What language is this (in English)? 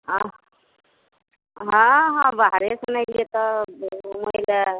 Maithili